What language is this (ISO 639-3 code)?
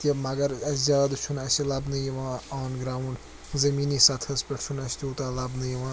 kas